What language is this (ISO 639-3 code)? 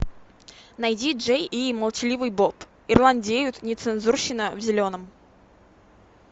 rus